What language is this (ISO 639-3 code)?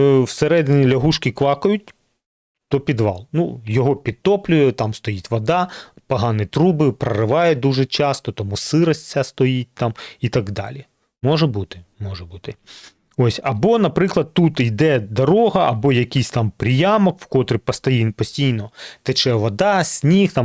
ukr